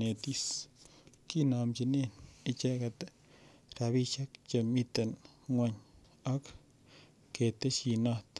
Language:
Kalenjin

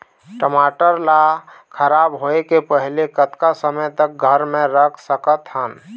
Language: Chhattisgarhi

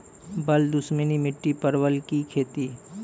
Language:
Maithili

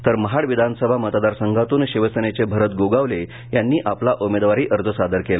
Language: Marathi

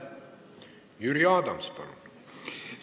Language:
Estonian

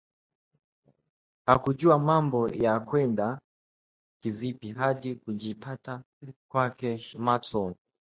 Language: Swahili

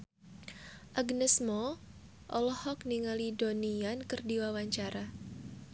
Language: Sundanese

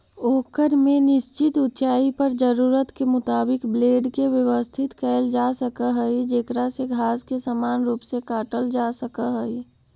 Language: Magahi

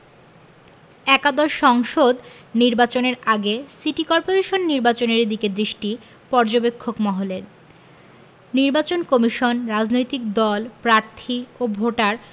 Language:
Bangla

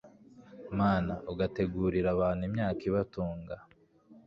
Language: Kinyarwanda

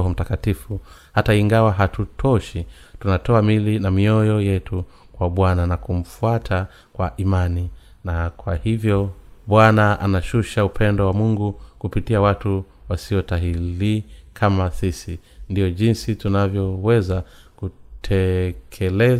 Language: Swahili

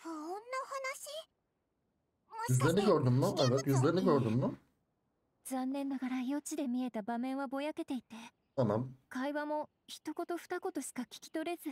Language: Turkish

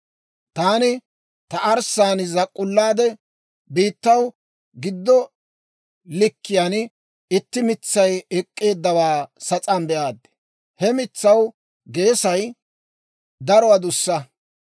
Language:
Dawro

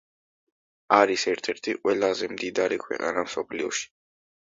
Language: Georgian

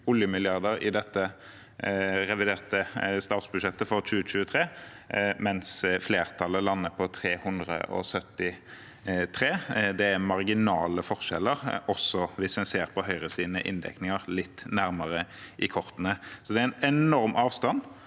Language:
Norwegian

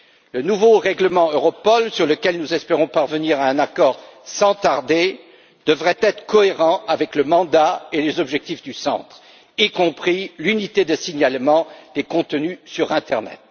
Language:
French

